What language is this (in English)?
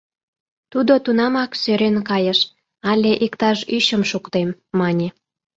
Mari